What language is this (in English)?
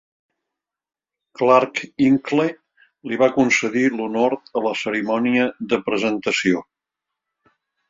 Catalan